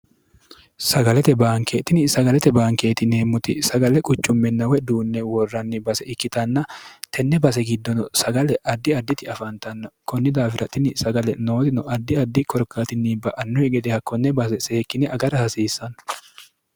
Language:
Sidamo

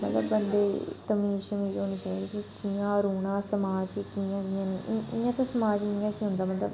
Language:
Dogri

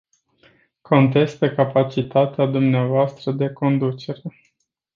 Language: Romanian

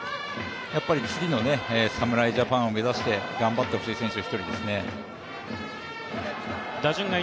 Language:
Japanese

